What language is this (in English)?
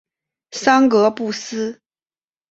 Chinese